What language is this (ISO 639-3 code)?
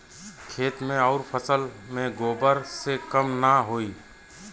bho